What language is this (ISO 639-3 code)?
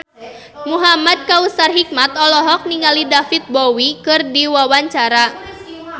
sun